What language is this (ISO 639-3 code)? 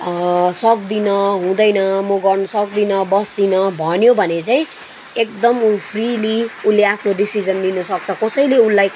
nep